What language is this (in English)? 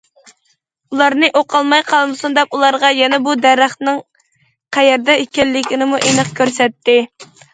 Uyghur